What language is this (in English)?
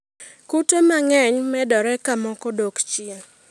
Luo (Kenya and Tanzania)